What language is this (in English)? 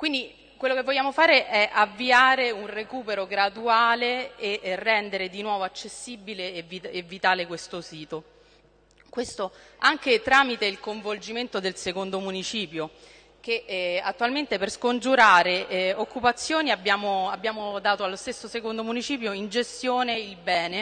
Italian